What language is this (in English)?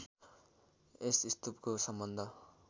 Nepali